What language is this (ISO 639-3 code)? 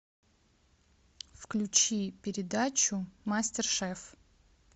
rus